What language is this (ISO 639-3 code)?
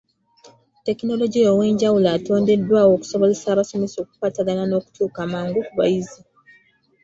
lug